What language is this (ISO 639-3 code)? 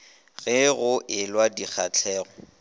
nso